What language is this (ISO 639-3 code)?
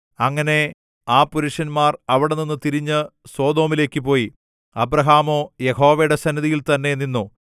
mal